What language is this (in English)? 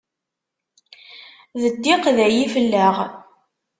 Kabyle